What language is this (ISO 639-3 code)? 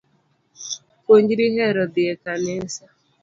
luo